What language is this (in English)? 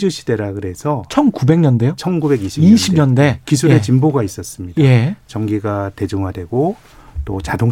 Korean